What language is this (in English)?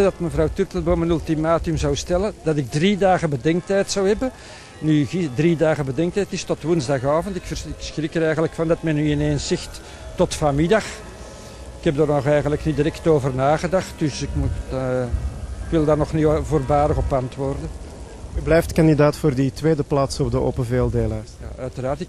Dutch